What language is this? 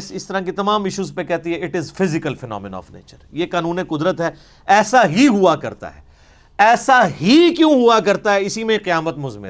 Urdu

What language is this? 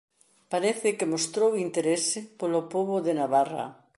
Galician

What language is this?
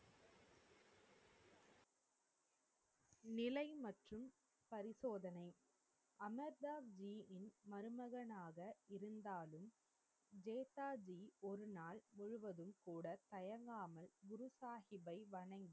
Tamil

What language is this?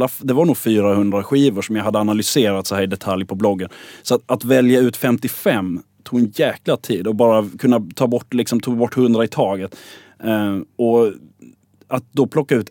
Swedish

